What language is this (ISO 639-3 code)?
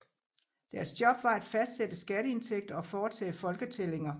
dan